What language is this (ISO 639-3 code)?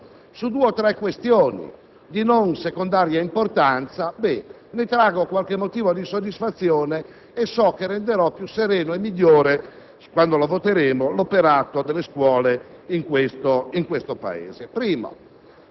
ita